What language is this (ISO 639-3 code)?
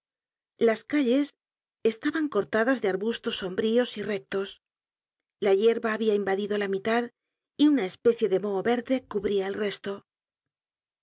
spa